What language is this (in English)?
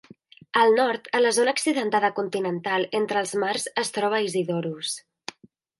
Catalan